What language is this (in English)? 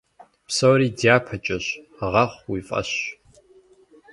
Kabardian